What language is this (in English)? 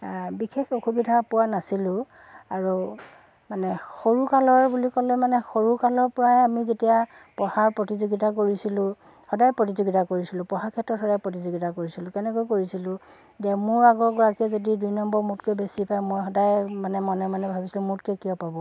Assamese